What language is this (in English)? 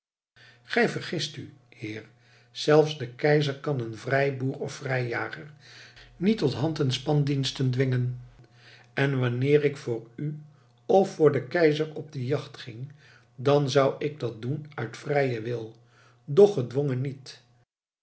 Dutch